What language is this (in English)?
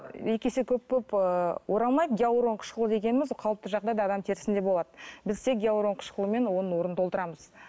Kazakh